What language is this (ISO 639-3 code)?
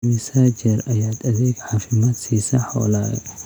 som